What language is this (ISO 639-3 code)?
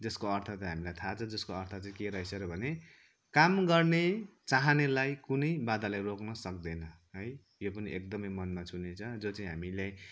nep